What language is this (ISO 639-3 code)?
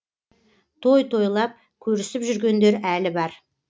kaz